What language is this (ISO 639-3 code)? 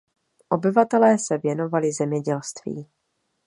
ces